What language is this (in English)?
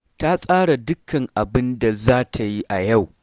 Hausa